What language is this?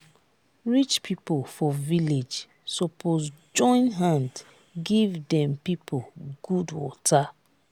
Nigerian Pidgin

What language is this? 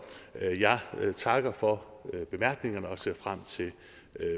Danish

